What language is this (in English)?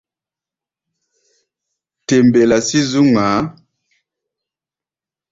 Gbaya